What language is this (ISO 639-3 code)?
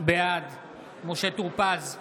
heb